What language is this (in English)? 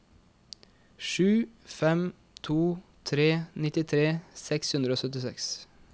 Norwegian